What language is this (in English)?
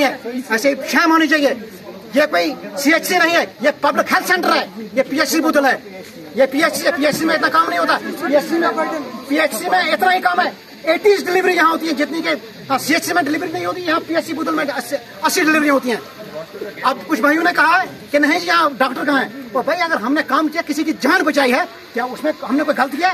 Hindi